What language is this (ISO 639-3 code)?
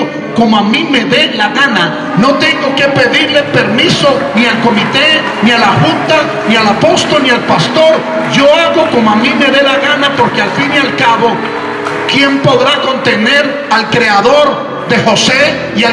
spa